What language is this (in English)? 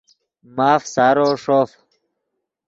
Yidgha